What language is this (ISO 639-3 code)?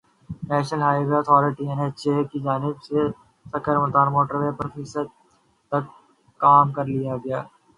urd